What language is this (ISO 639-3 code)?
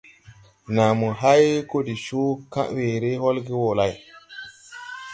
tui